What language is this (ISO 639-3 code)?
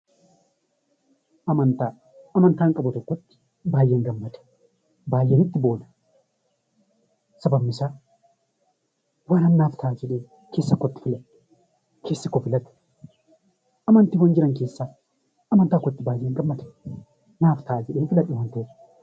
orm